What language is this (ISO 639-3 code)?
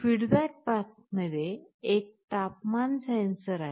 mar